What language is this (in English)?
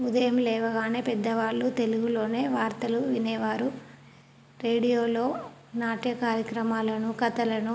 Telugu